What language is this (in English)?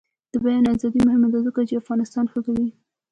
Pashto